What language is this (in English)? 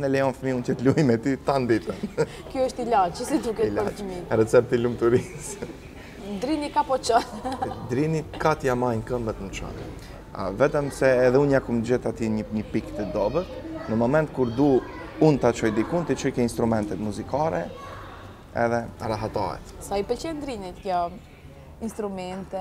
Romanian